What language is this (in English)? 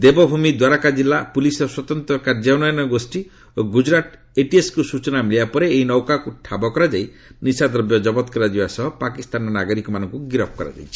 Odia